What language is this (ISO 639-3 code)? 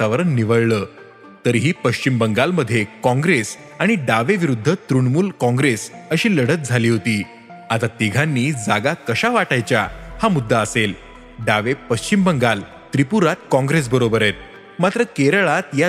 mar